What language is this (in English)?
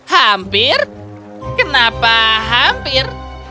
Indonesian